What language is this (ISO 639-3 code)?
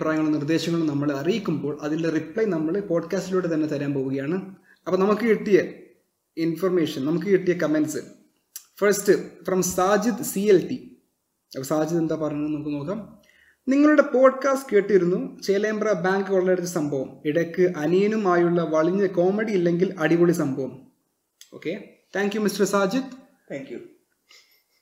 mal